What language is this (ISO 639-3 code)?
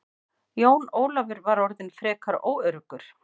isl